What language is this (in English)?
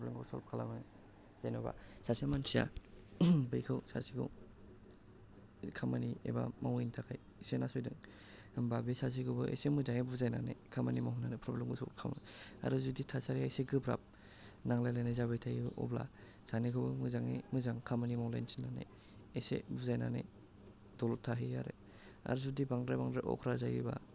Bodo